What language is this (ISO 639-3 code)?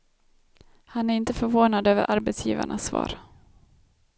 swe